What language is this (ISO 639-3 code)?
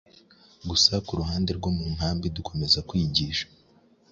kin